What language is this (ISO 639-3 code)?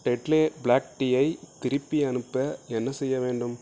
tam